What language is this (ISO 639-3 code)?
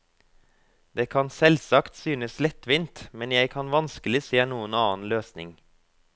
nor